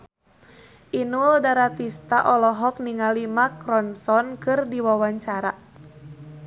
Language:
Sundanese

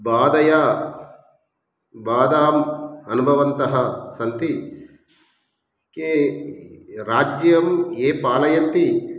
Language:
Sanskrit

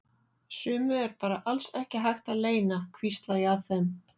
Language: Icelandic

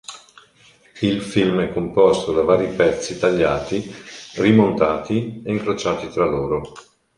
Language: Italian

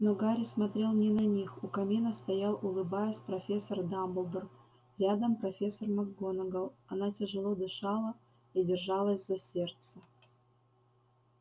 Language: Russian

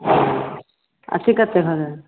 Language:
Maithili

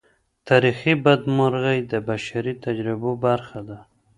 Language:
Pashto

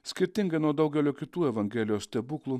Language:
Lithuanian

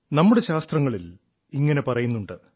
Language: Malayalam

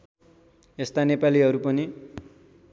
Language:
Nepali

